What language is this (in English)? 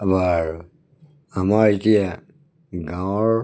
Assamese